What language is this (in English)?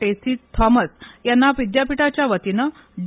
Marathi